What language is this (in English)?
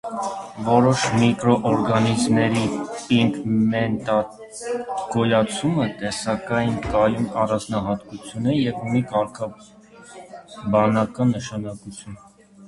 Armenian